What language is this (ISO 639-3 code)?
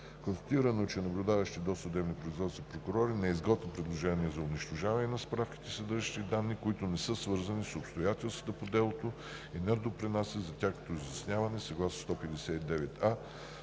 bul